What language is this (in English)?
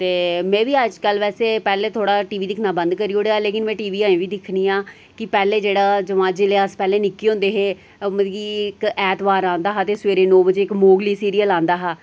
Dogri